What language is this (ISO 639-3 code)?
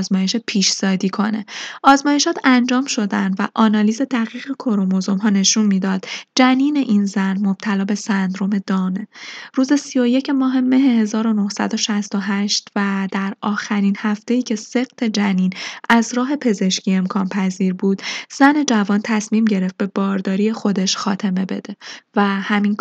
fas